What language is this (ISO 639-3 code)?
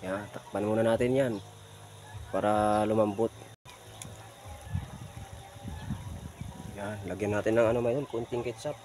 fil